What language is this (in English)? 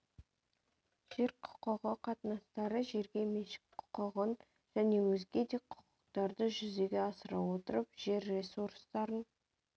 Kazakh